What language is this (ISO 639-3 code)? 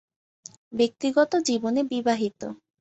ben